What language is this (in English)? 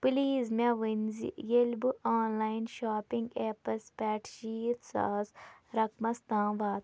Kashmiri